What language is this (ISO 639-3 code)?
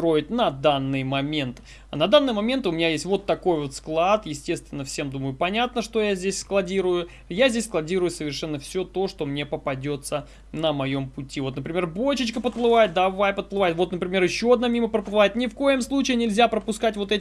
rus